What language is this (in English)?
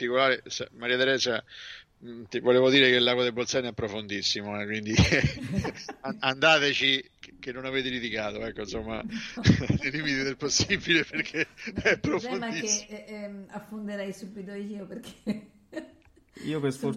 Italian